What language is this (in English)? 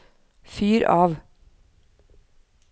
Norwegian